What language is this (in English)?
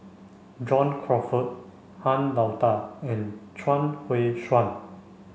English